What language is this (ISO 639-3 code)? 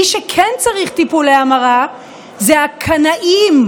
heb